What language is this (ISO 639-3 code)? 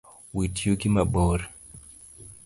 luo